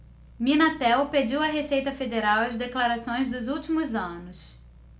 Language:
Portuguese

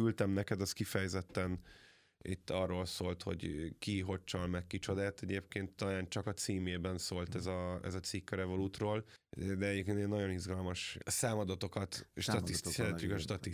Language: Hungarian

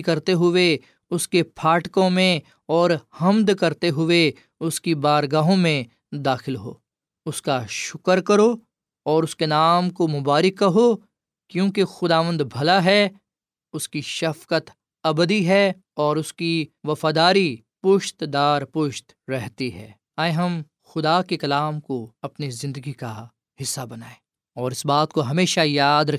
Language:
Urdu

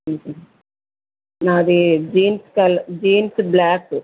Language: Telugu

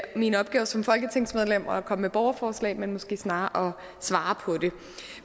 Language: Danish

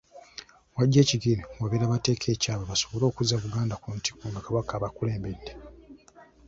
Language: Ganda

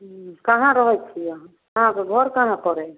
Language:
Maithili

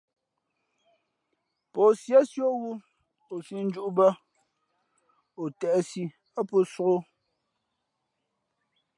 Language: Fe'fe'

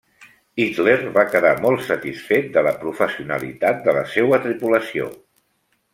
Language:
Catalan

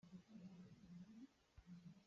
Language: Hakha Chin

